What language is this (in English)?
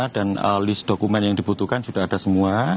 Indonesian